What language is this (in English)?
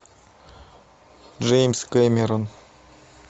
Russian